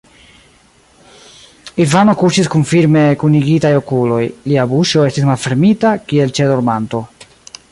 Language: Esperanto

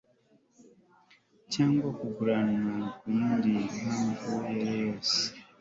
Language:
Kinyarwanda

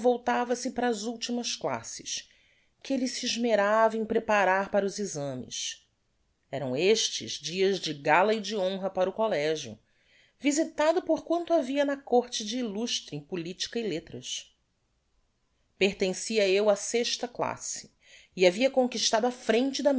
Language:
Portuguese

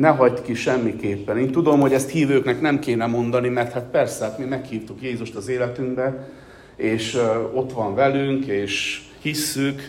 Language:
Hungarian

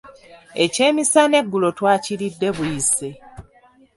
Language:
Ganda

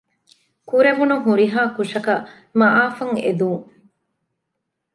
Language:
Divehi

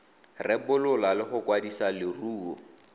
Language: Tswana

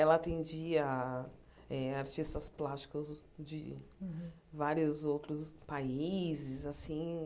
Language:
Portuguese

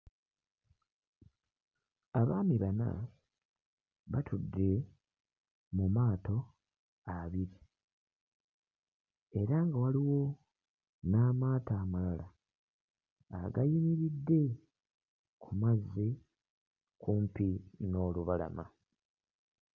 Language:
Ganda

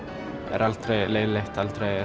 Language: Icelandic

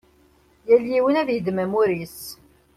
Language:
Kabyle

